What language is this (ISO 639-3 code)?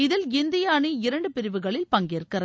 tam